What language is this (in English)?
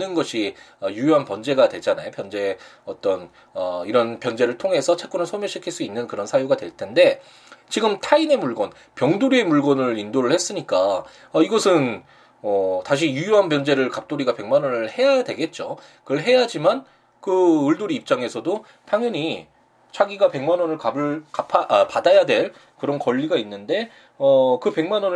Korean